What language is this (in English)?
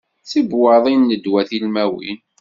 Kabyle